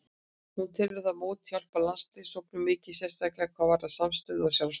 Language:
Icelandic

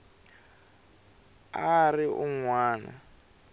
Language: Tsonga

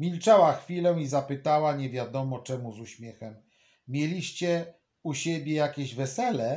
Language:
Polish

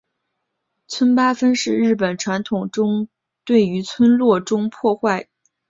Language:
Chinese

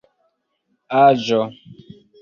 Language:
Esperanto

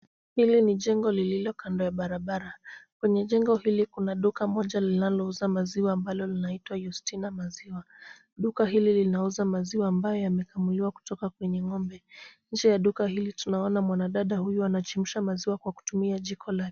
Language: Swahili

